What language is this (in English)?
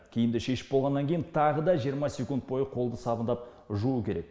Kazakh